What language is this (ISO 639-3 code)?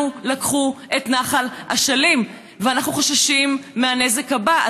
heb